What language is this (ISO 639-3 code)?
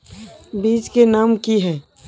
mag